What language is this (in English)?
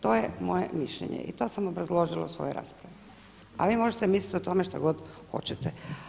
Croatian